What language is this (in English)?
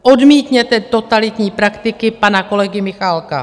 Czech